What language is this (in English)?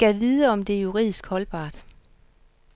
Danish